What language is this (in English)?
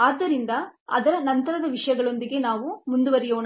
Kannada